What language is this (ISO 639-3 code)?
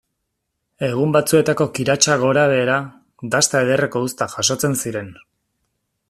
eus